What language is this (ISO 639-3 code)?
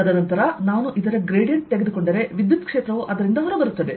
kan